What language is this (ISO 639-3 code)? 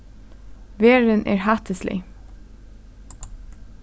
fao